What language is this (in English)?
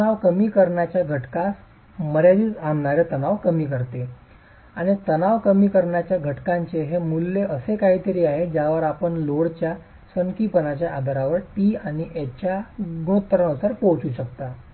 Marathi